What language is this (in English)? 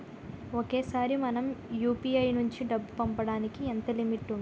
Telugu